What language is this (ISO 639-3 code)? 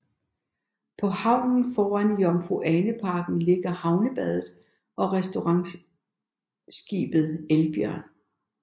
dan